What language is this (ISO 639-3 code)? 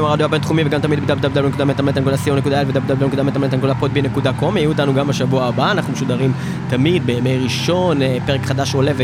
heb